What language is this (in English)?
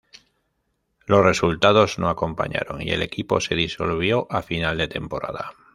Spanish